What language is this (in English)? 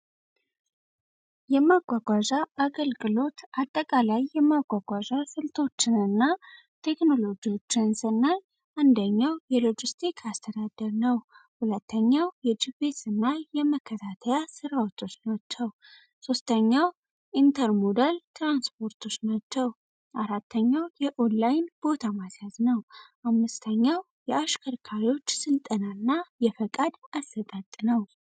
Amharic